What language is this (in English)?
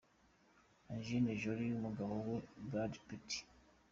Kinyarwanda